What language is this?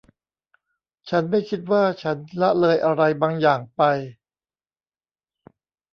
Thai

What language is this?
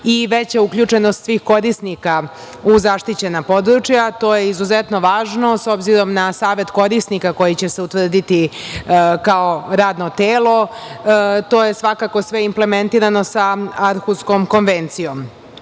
Serbian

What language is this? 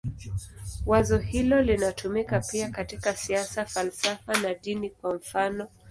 Swahili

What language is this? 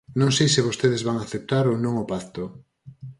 Galician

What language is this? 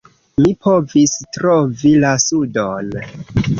Esperanto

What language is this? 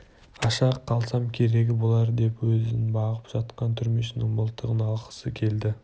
Kazakh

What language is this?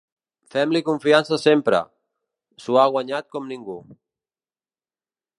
Catalan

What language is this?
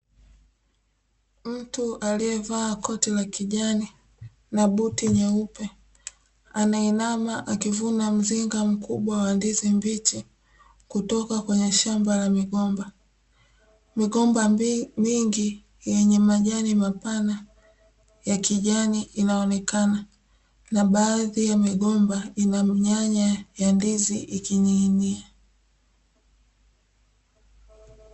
Swahili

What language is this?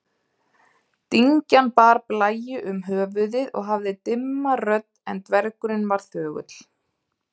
Icelandic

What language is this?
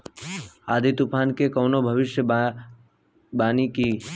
Bhojpuri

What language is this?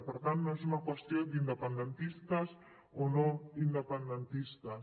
Catalan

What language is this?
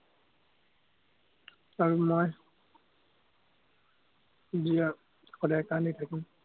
Assamese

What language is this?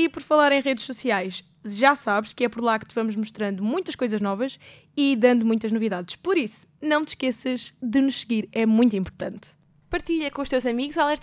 Portuguese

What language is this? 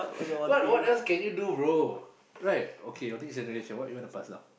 English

